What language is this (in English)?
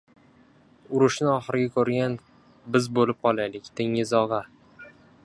Uzbek